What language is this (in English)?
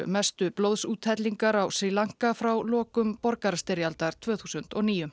Icelandic